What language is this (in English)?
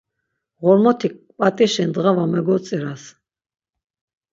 Laz